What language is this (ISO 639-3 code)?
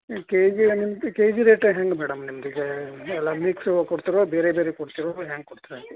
kan